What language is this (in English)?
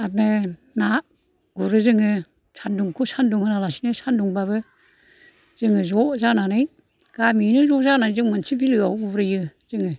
Bodo